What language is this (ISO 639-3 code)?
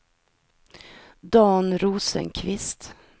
swe